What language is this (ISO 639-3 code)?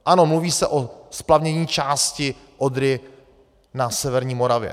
ces